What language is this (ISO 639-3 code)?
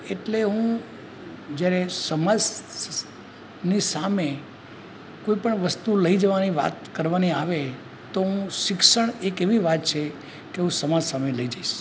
guj